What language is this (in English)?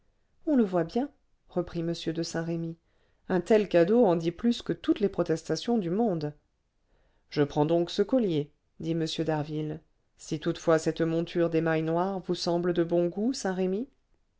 French